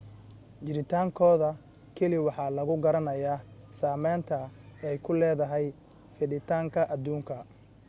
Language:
Somali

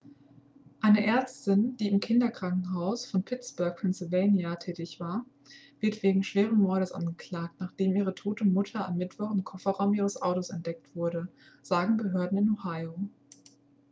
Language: German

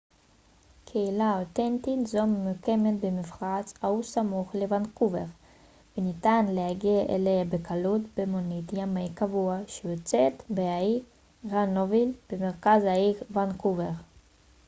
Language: Hebrew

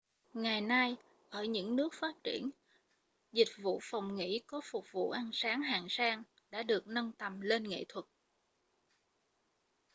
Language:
Vietnamese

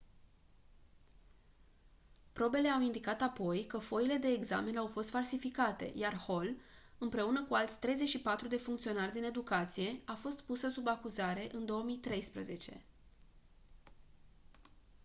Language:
Romanian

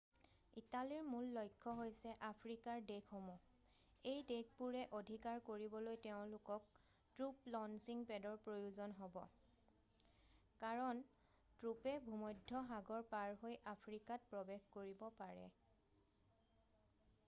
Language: Assamese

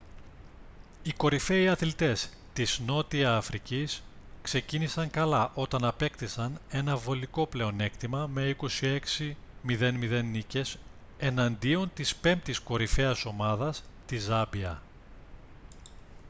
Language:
Greek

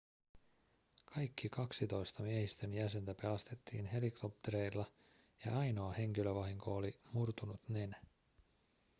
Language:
Finnish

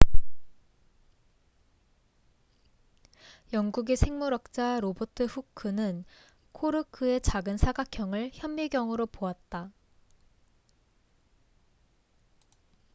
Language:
Korean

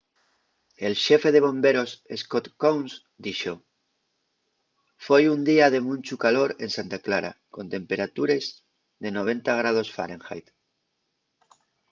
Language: Asturian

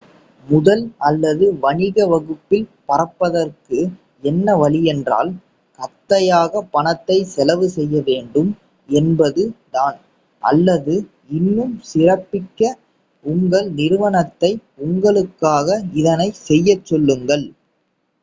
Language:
Tamil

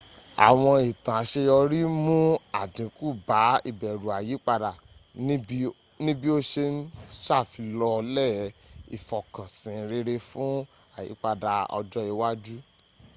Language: Yoruba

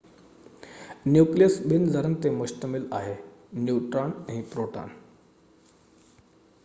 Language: Sindhi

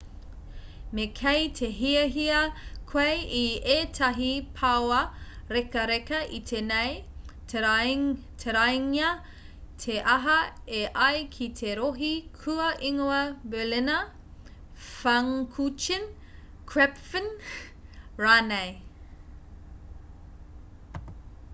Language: Māori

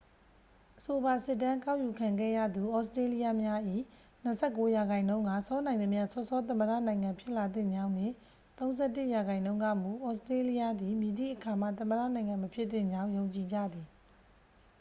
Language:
Burmese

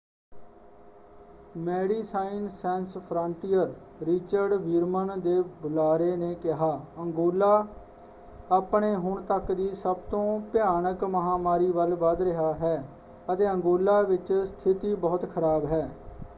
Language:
Punjabi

